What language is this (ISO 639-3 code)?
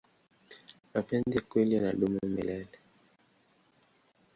swa